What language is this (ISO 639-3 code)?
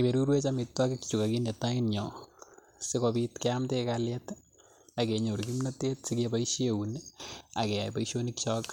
kln